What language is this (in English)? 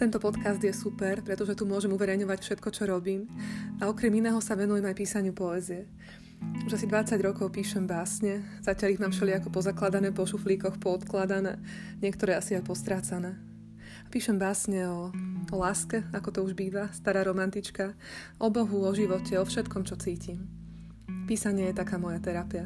Slovak